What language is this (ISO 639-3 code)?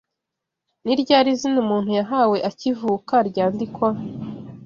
kin